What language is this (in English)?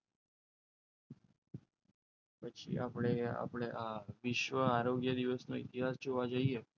Gujarati